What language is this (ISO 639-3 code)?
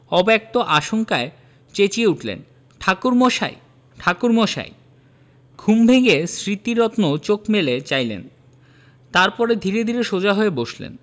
ben